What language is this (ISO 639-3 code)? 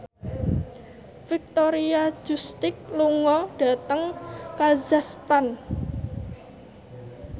jav